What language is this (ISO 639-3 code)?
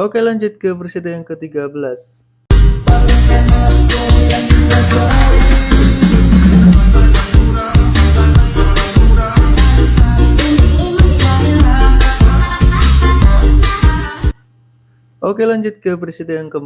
ind